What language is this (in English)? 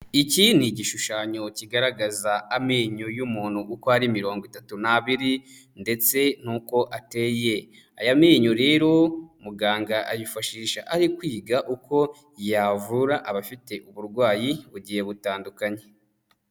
Kinyarwanda